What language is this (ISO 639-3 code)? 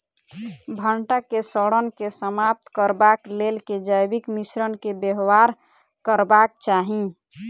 mai